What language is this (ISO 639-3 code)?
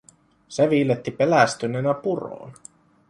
fin